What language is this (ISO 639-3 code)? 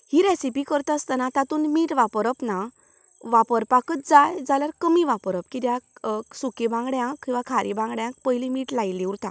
kok